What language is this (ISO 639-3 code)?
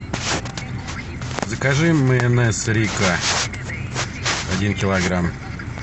rus